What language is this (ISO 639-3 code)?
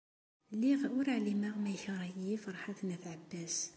kab